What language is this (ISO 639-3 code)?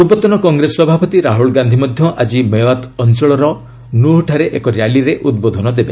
ori